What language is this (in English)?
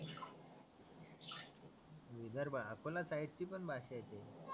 Marathi